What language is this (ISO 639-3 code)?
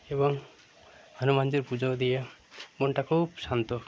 ben